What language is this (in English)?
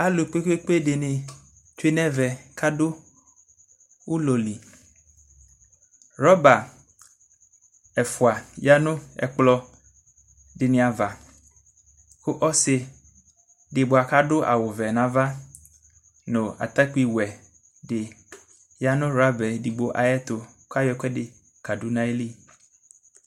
Ikposo